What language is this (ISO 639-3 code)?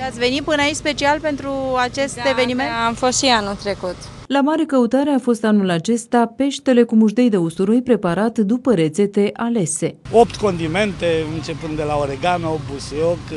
ron